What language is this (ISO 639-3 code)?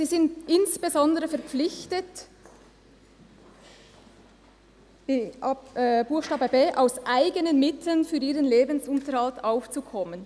gsw